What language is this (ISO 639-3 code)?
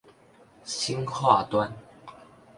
zho